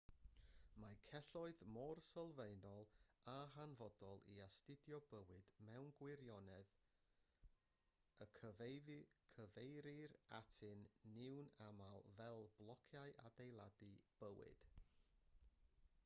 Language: Welsh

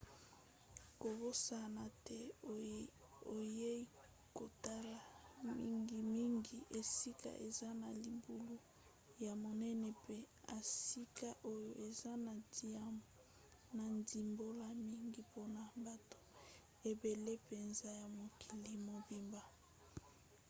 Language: Lingala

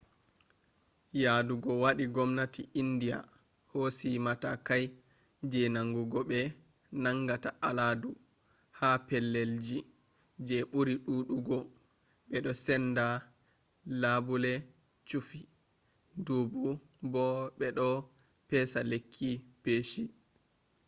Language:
Fula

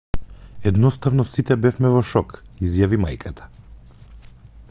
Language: Macedonian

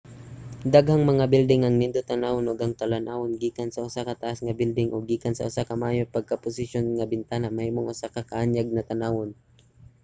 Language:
Cebuano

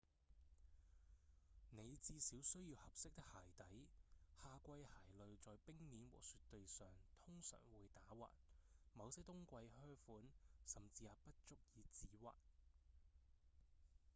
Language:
Cantonese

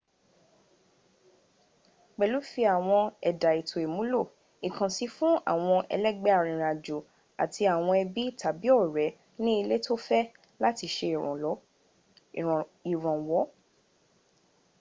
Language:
Yoruba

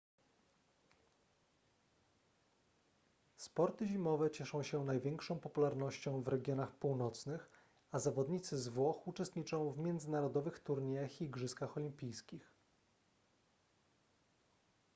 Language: Polish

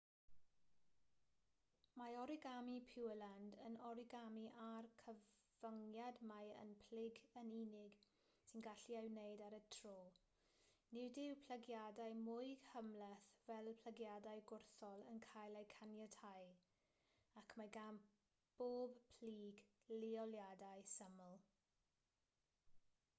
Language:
Welsh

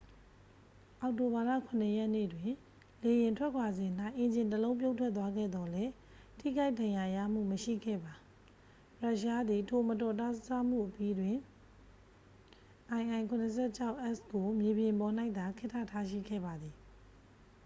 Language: Burmese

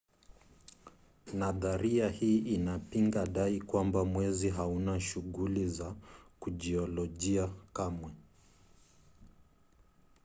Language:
Swahili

